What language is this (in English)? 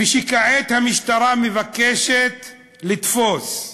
Hebrew